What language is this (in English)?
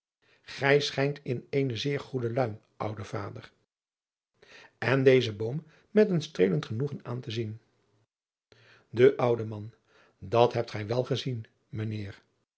Dutch